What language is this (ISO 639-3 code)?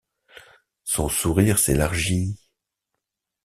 fra